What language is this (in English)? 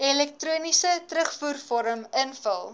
Afrikaans